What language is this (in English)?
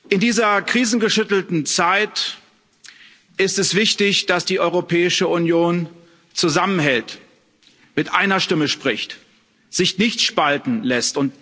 German